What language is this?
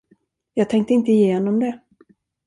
Swedish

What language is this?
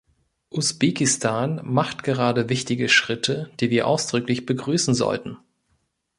German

